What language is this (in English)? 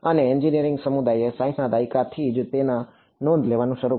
Gujarati